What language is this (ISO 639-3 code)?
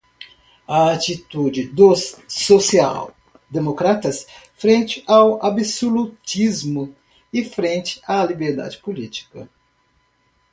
por